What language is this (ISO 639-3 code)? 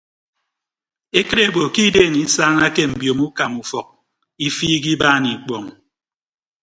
ibb